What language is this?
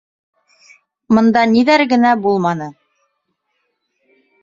Bashkir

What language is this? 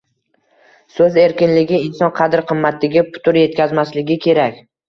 Uzbek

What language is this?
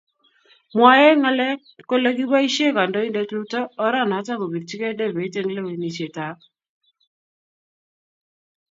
Kalenjin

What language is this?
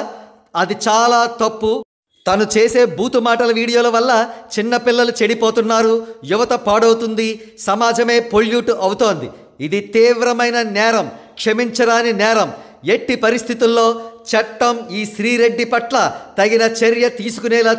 Telugu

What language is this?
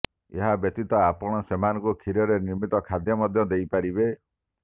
Odia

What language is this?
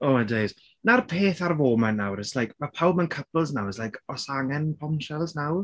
Welsh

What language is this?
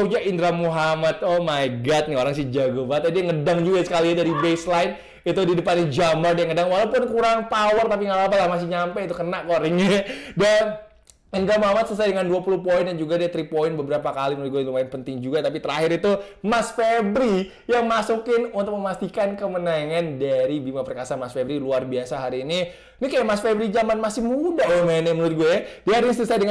Indonesian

